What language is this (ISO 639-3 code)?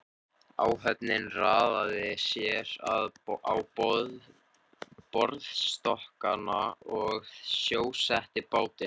isl